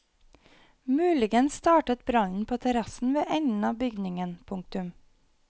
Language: Norwegian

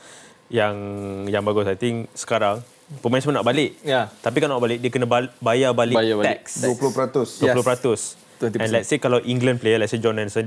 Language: Malay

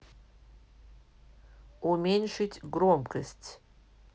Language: Russian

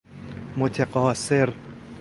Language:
Persian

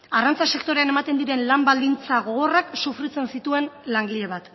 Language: Basque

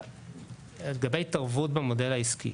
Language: Hebrew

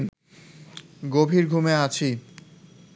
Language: Bangla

